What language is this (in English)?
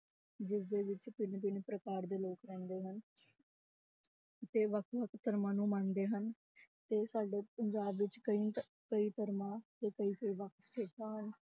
Punjabi